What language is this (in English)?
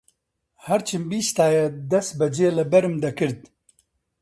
Central Kurdish